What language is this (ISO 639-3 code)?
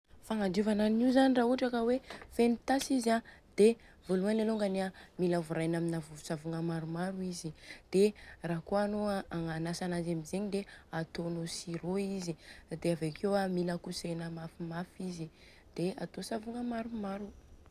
bzc